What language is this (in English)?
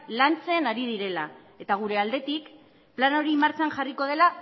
Basque